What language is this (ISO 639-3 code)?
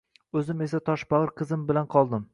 uzb